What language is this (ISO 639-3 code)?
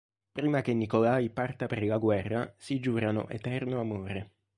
ita